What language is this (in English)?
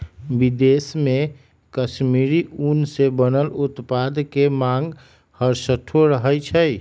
Magahi